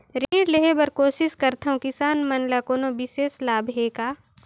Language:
Chhattisgarhi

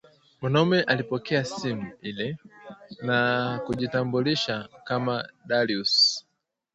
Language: Swahili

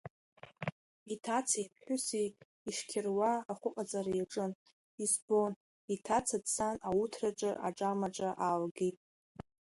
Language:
Abkhazian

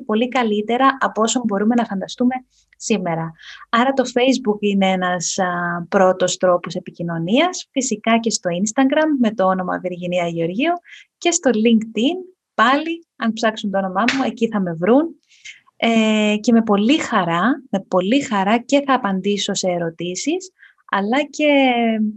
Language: Greek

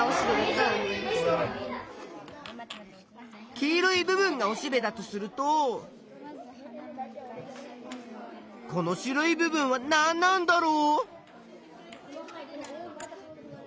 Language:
Japanese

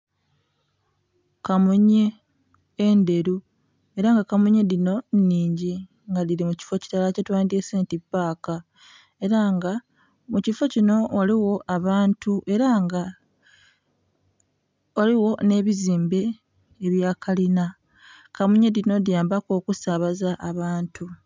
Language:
Soga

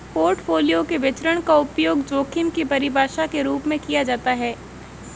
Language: Hindi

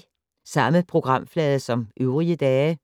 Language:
Danish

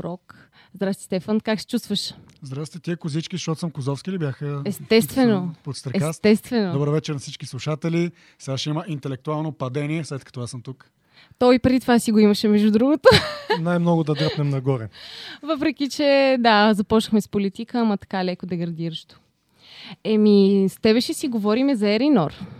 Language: Bulgarian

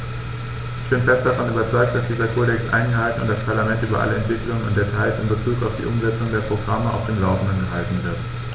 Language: German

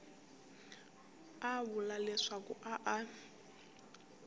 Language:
Tsonga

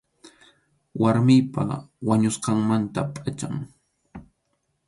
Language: Arequipa-La Unión Quechua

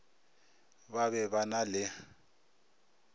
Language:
Northern Sotho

